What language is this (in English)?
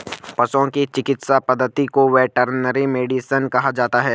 Hindi